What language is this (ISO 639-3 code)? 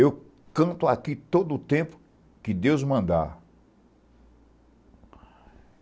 por